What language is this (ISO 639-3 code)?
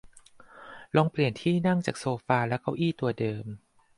tha